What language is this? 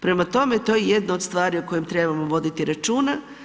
Croatian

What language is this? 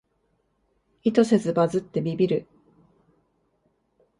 Japanese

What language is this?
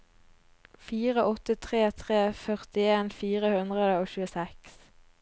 Norwegian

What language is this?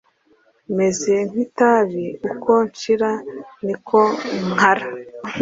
Kinyarwanda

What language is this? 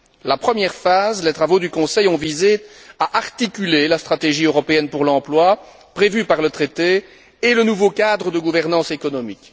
French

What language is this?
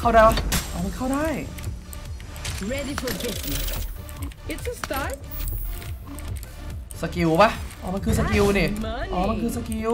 Thai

